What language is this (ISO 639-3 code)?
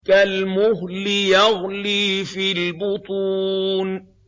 ara